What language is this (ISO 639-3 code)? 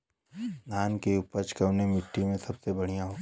bho